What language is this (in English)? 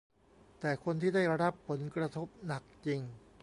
Thai